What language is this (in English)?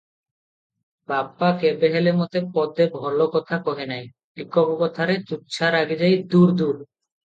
Odia